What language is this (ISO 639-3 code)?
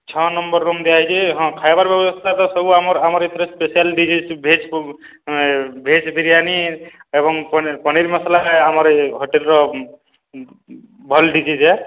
ori